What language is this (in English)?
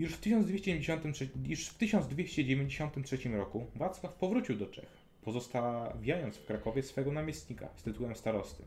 Polish